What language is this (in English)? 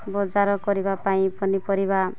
Odia